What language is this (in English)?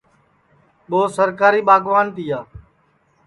Sansi